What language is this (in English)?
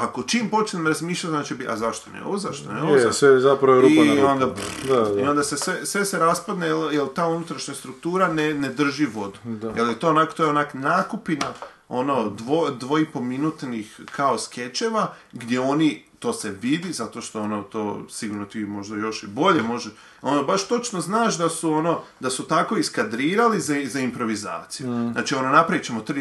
Croatian